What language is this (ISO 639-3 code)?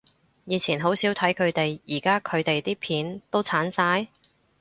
yue